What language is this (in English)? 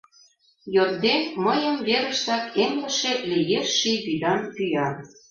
Mari